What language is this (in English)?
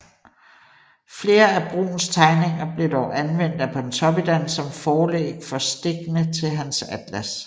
Danish